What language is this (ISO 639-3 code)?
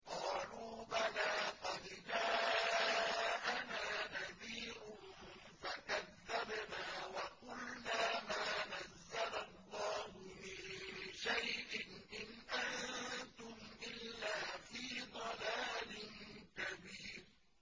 ara